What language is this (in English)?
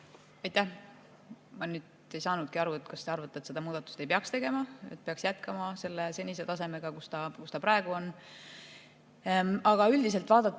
Estonian